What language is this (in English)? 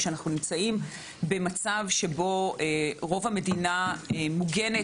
Hebrew